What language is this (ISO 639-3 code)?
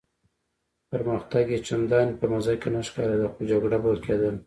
pus